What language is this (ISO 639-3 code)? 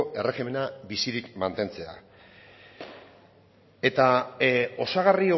eus